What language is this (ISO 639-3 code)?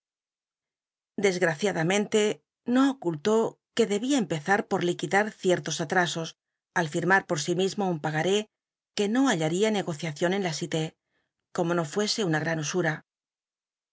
spa